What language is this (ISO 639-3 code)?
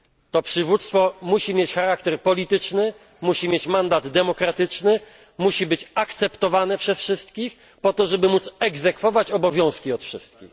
pol